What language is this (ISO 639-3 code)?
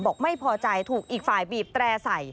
tha